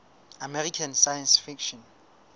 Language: Southern Sotho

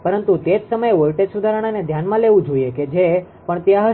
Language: Gujarati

